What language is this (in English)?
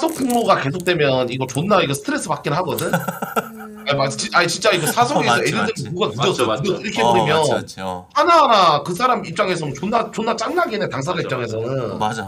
Korean